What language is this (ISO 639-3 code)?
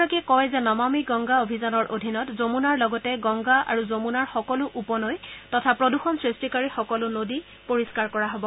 asm